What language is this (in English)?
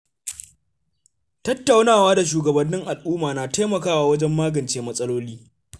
Hausa